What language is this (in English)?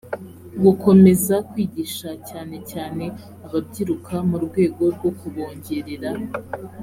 Kinyarwanda